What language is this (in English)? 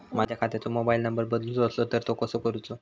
Marathi